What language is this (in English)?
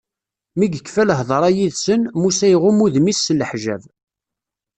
Kabyle